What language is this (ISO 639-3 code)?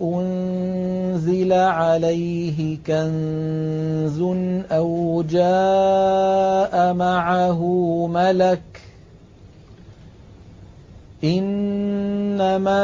ara